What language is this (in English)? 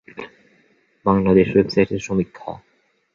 Bangla